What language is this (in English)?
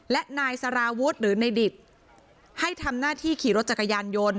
Thai